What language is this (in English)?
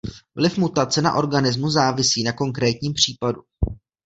Czech